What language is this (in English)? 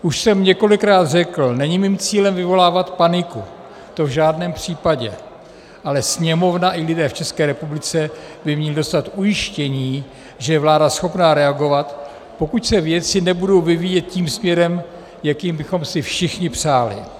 Czech